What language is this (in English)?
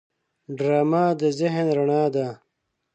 Pashto